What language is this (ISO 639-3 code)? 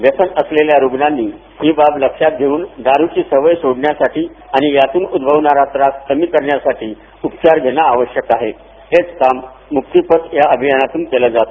mar